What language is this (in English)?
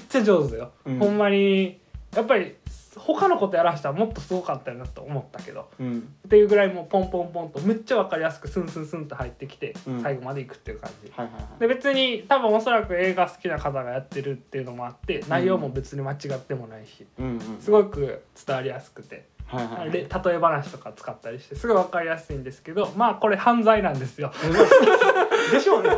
Japanese